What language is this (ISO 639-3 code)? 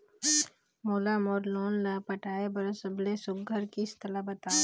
hne